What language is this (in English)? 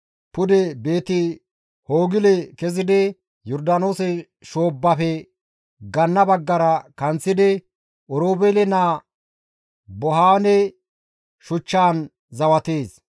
Gamo